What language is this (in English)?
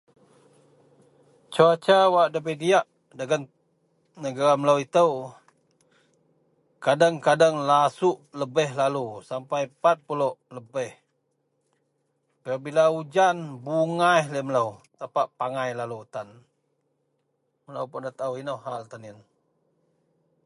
Central Melanau